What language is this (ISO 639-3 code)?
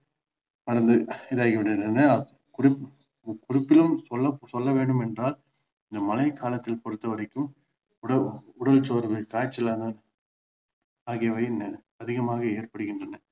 tam